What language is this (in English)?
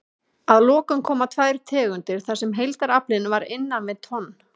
Icelandic